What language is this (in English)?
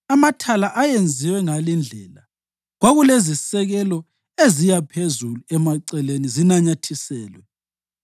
North Ndebele